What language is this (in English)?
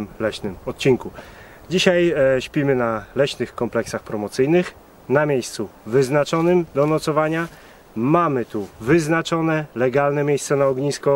Polish